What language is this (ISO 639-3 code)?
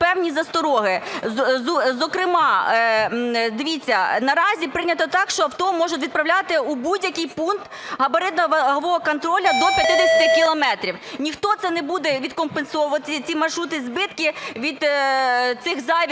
ukr